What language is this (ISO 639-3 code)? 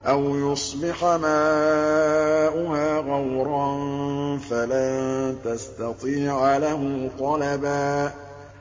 ara